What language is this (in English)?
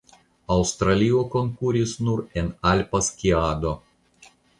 Esperanto